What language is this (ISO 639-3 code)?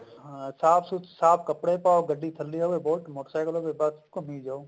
pan